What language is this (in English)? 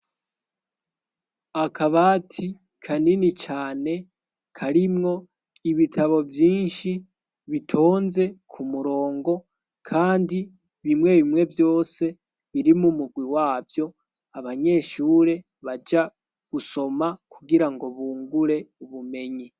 Rundi